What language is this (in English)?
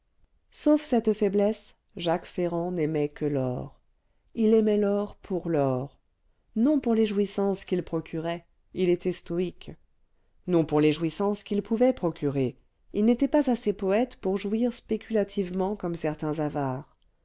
French